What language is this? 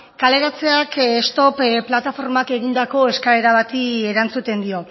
Basque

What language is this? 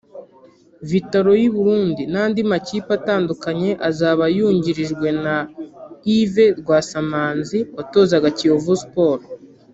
Kinyarwanda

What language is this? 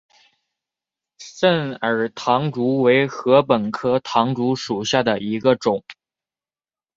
Chinese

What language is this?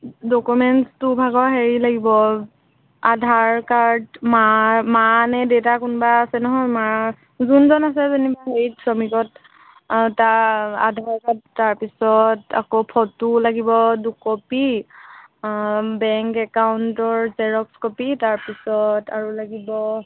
Assamese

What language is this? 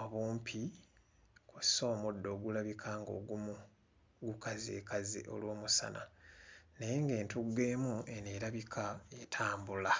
Ganda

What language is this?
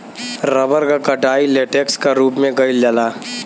Bhojpuri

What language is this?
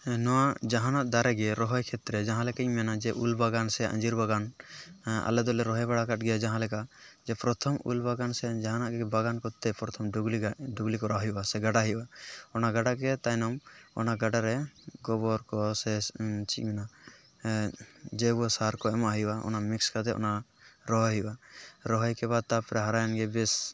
Santali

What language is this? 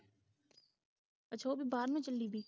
Punjabi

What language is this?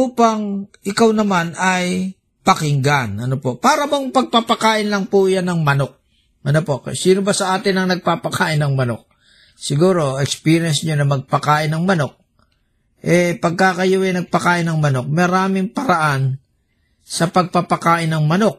Filipino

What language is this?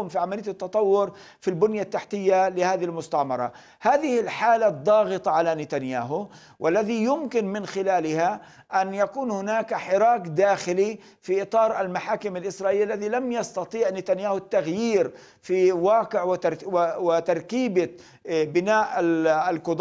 Arabic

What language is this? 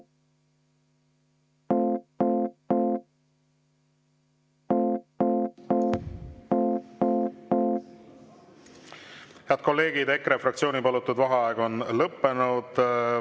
Estonian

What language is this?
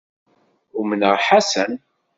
Kabyle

